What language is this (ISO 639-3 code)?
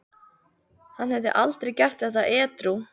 isl